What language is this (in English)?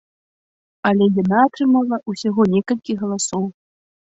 Belarusian